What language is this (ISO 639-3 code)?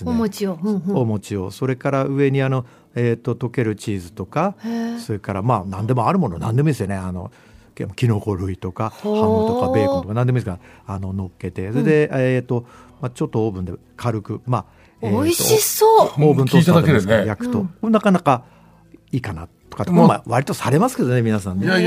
jpn